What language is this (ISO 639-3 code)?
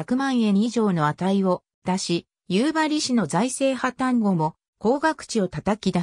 jpn